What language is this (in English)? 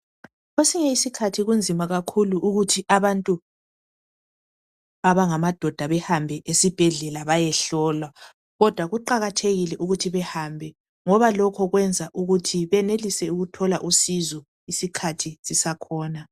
North Ndebele